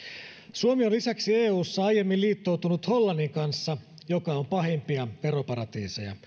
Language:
Finnish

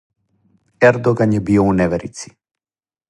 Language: Serbian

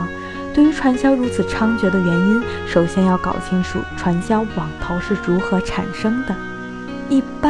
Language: Chinese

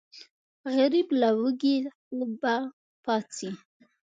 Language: Pashto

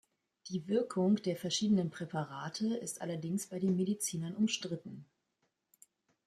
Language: German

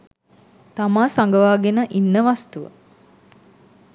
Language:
Sinhala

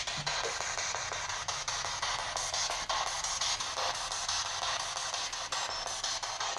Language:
Italian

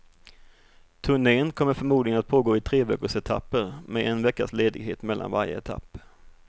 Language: Swedish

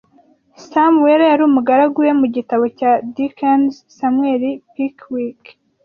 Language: Kinyarwanda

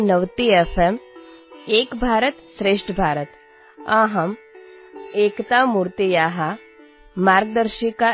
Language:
Gujarati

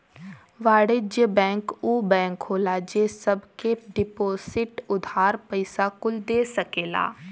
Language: Bhojpuri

